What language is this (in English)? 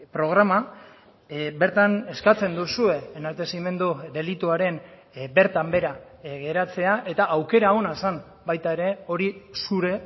Basque